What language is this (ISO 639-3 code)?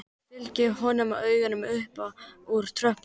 isl